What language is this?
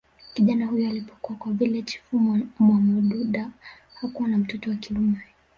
Swahili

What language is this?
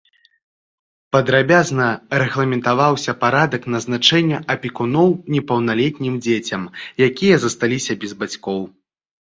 Belarusian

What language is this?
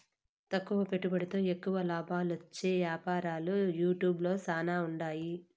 Telugu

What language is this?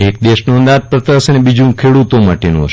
Gujarati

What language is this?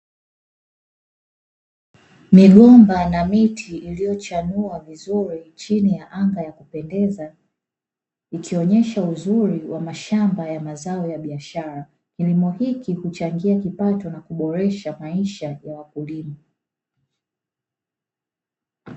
Swahili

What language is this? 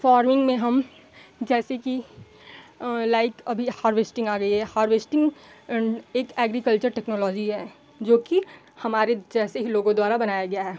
Hindi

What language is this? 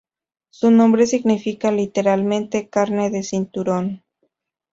Spanish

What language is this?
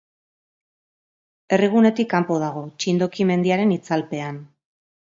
Basque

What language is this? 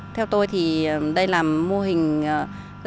Vietnamese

